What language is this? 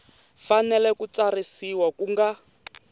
Tsonga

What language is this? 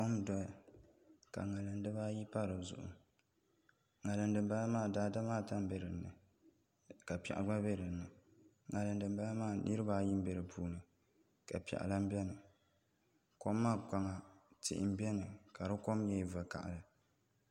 Dagbani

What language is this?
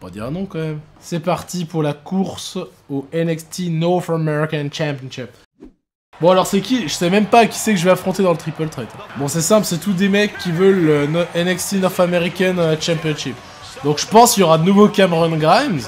French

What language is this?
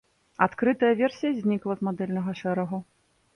Belarusian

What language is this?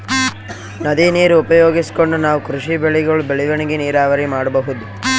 Kannada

